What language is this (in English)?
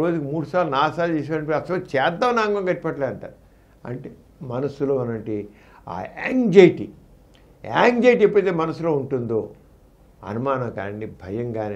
Telugu